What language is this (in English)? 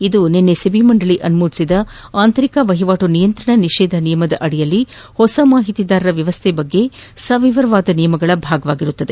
Kannada